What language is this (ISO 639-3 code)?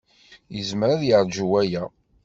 kab